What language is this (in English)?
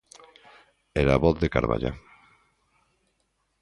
Galician